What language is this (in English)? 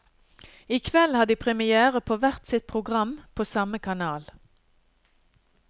Norwegian